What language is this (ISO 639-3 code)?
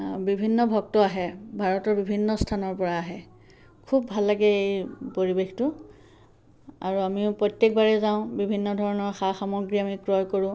asm